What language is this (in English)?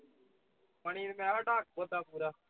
Punjabi